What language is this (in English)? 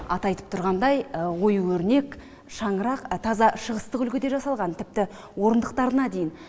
Kazakh